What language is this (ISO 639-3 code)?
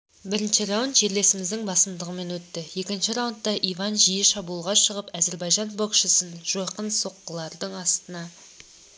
kaz